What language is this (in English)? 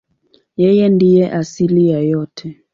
Swahili